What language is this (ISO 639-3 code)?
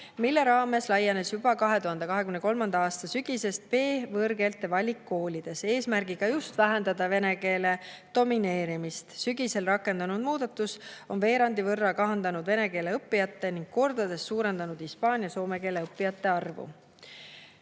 est